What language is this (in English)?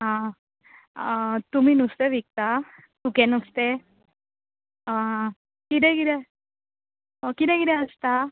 Konkani